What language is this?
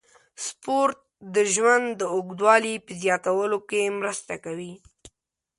Pashto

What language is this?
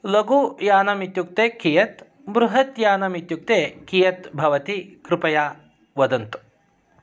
Sanskrit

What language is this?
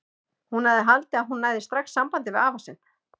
Icelandic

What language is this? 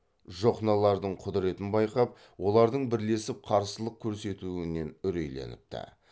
Kazakh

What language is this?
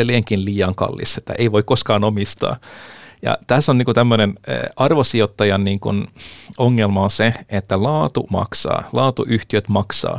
Finnish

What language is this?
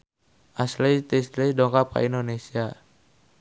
Sundanese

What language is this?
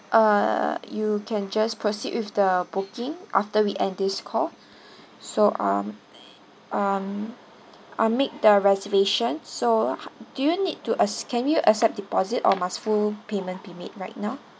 English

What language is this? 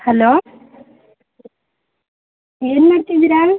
Kannada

